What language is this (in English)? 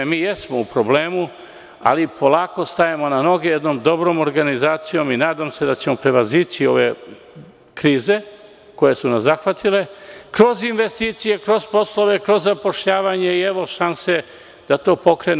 Serbian